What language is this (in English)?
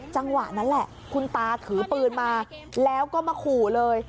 Thai